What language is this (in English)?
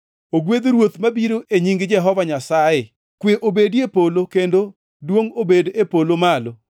Luo (Kenya and Tanzania)